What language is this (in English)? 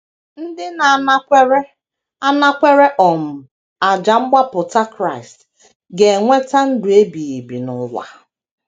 Igbo